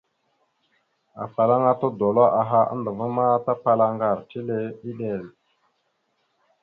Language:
Mada (Cameroon)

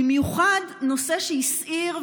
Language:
Hebrew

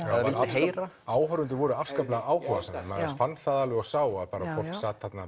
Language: Icelandic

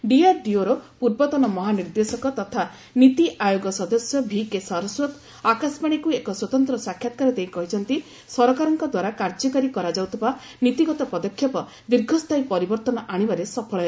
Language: Odia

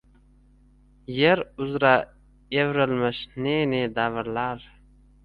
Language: Uzbek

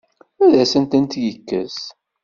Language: Kabyle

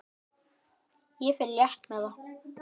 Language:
Icelandic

